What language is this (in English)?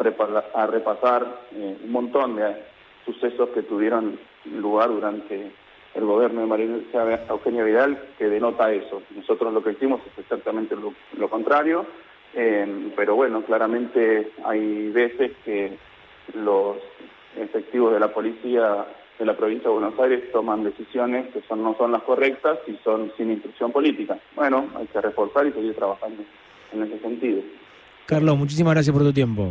Spanish